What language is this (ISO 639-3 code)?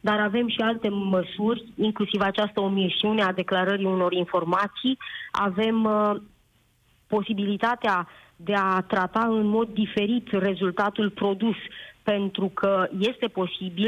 ron